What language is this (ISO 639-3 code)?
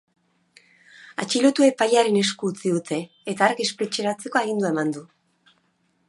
eus